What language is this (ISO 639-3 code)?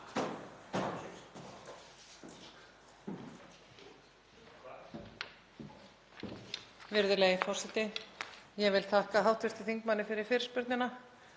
isl